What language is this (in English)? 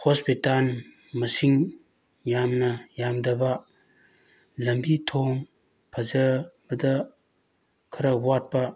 Manipuri